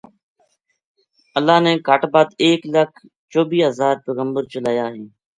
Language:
Gujari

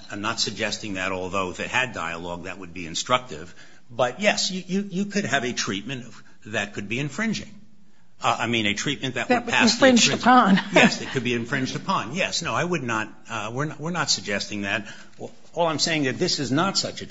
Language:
English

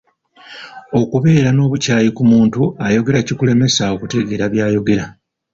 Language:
Ganda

